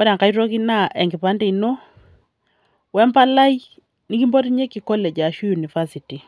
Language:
Masai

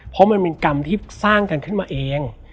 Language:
Thai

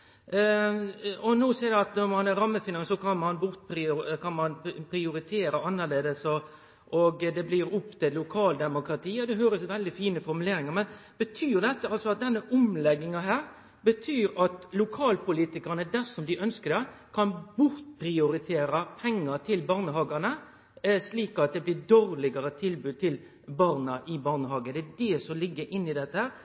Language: Norwegian Nynorsk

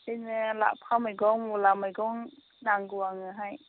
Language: Bodo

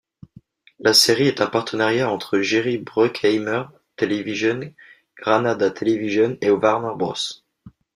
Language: French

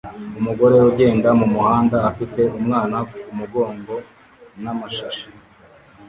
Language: Kinyarwanda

